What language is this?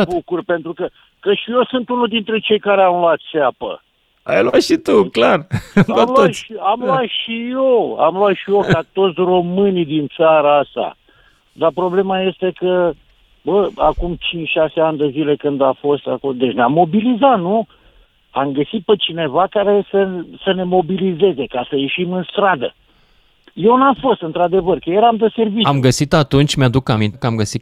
Romanian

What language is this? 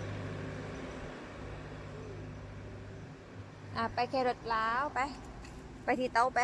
Thai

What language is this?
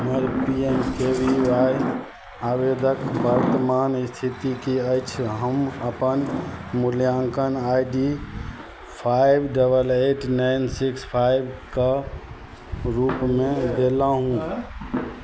Maithili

